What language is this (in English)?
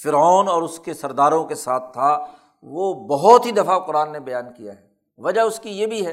Urdu